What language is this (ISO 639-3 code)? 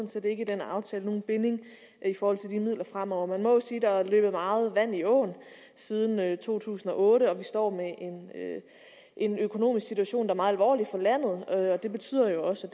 dan